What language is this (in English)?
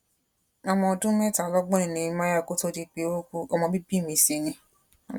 Yoruba